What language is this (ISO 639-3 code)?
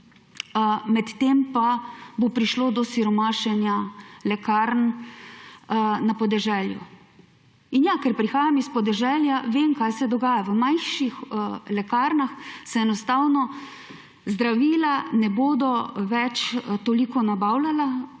slv